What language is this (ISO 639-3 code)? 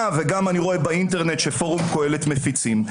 heb